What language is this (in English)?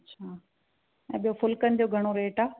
Sindhi